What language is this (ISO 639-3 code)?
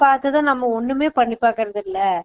tam